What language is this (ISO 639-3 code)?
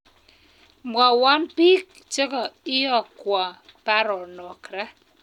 kln